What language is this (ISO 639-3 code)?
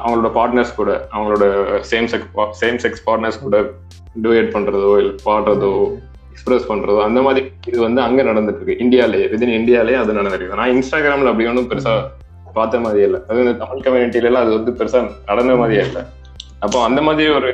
tam